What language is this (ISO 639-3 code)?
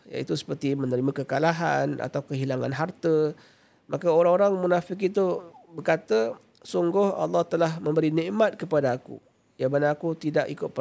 msa